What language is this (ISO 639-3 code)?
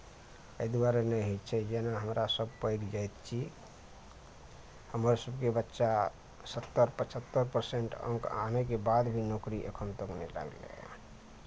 mai